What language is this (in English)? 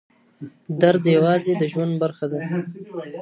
Pashto